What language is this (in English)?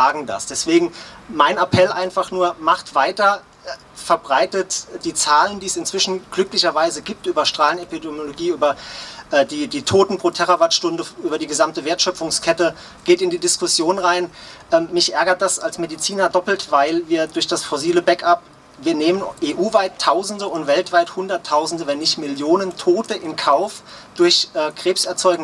German